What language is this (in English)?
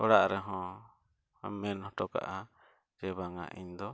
Santali